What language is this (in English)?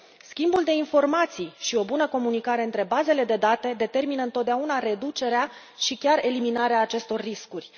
Romanian